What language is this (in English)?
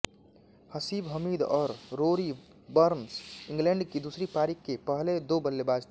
Hindi